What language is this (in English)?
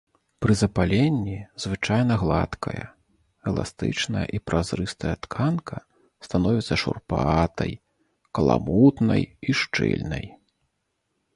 Belarusian